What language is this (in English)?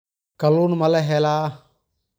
Somali